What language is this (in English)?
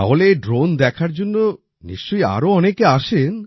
Bangla